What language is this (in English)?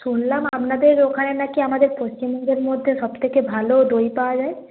Bangla